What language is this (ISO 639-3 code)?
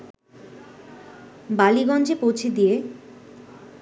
ben